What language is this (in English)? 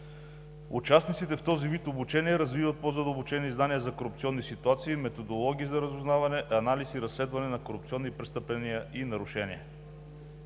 Bulgarian